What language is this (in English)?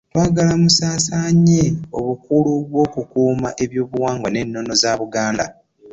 Ganda